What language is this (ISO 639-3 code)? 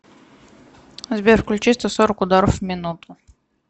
rus